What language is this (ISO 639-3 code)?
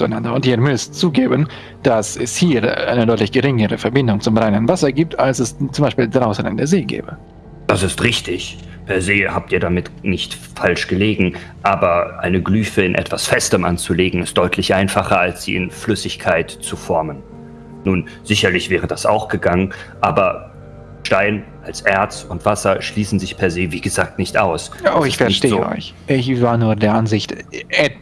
deu